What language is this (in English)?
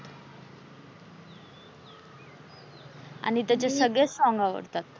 Marathi